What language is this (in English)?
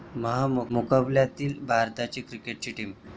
Marathi